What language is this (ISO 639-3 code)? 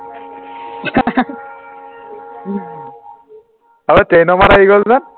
asm